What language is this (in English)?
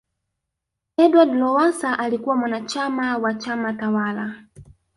Swahili